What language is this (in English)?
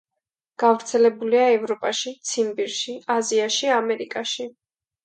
Georgian